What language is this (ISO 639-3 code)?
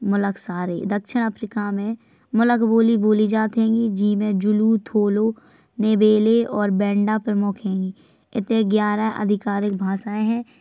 bns